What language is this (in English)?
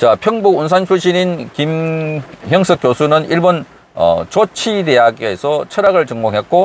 Korean